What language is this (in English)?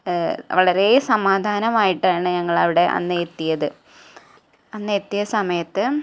Malayalam